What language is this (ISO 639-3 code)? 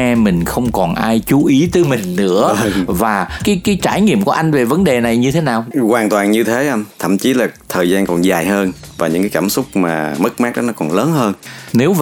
vie